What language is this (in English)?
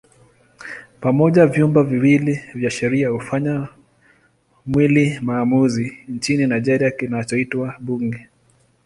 Swahili